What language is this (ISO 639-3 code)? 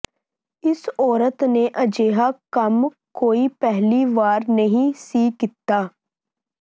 pan